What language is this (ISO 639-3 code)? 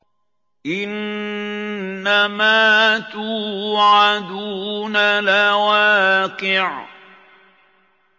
ara